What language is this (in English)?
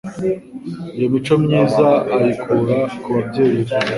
Kinyarwanda